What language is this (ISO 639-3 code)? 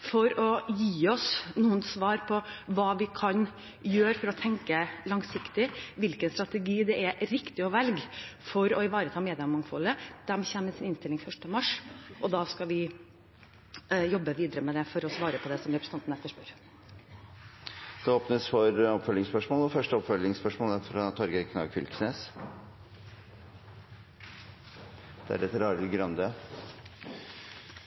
nor